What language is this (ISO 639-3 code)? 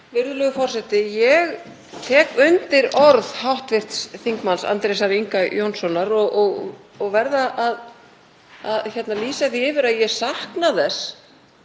isl